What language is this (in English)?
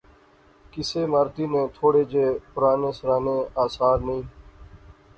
Pahari-Potwari